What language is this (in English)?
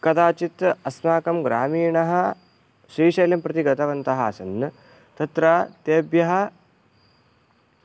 Sanskrit